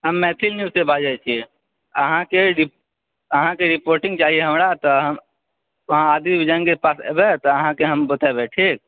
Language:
Maithili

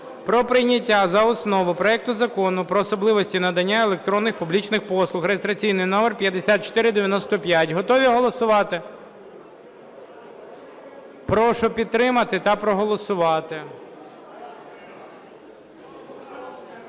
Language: Ukrainian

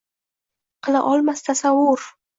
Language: Uzbek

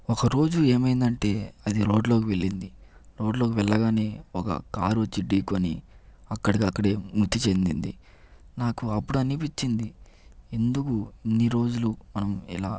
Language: Telugu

